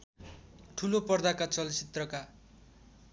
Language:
Nepali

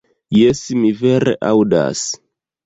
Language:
Esperanto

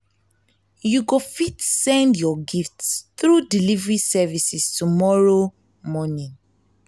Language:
Nigerian Pidgin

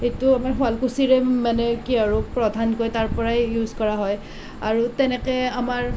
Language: Assamese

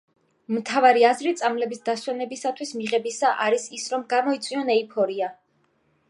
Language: Georgian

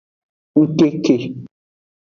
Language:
Aja (Benin)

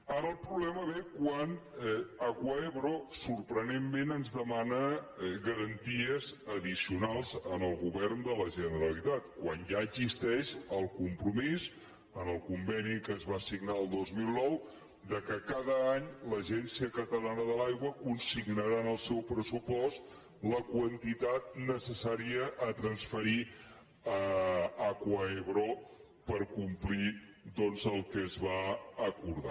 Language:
Catalan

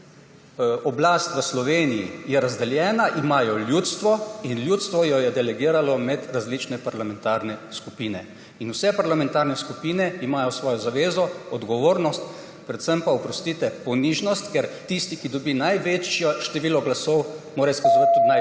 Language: Slovenian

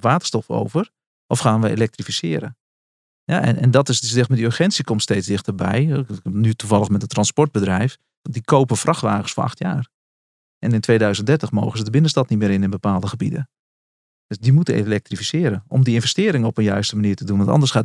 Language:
Dutch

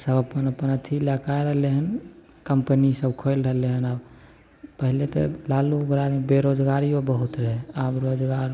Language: Maithili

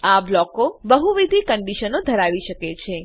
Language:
Gujarati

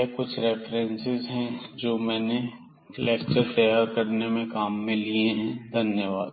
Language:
Hindi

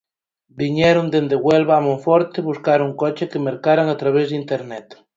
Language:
Galician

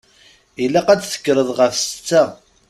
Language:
Kabyle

